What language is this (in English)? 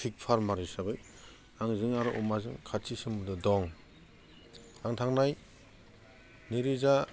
Bodo